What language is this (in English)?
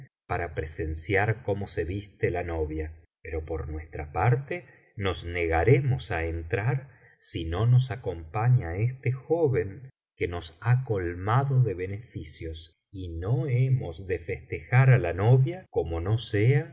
Spanish